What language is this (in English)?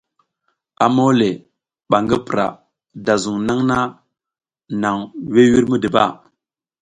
South Giziga